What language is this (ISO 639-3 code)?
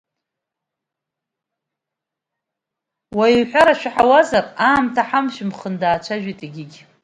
abk